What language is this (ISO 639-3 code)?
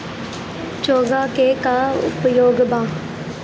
bho